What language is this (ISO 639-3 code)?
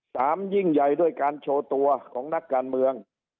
tha